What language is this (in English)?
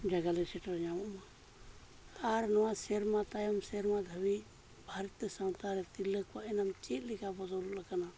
Santali